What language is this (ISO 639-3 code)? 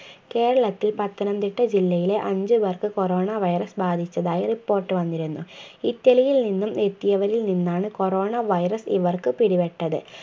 mal